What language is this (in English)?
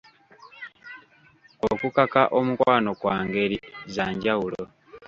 Ganda